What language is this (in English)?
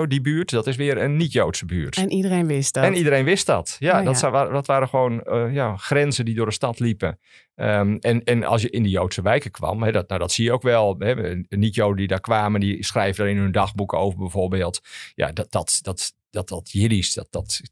Dutch